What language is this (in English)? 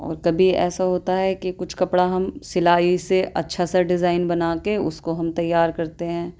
Urdu